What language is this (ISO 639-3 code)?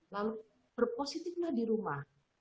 ind